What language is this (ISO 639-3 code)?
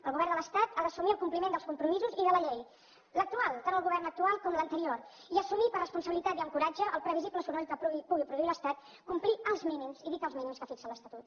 cat